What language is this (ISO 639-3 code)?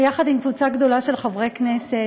heb